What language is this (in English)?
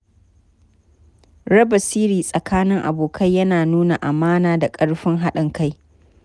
Hausa